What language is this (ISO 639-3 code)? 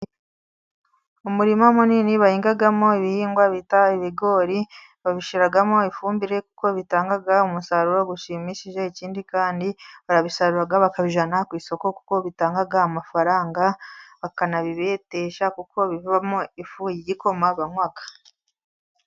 kin